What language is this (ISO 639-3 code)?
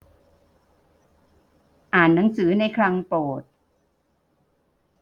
tha